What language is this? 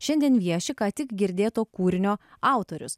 Lithuanian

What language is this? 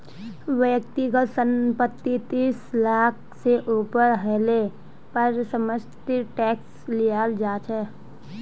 Magahi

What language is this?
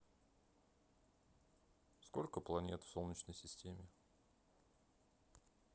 Russian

